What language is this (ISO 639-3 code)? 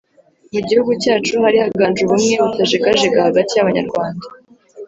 kin